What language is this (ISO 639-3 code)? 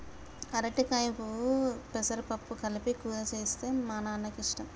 tel